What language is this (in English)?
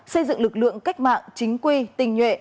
Vietnamese